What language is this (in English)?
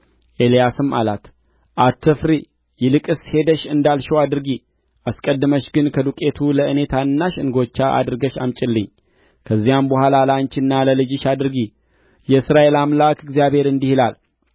Amharic